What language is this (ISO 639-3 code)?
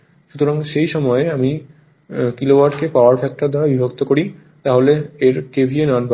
ben